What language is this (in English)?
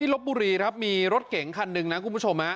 Thai